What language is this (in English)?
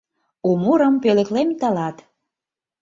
Mari